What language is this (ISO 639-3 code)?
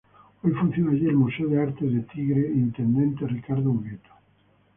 spa